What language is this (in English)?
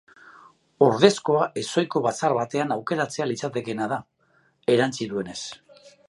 Basque